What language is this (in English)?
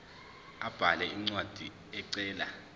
Zulu